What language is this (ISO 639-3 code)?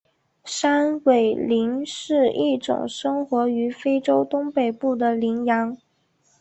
zho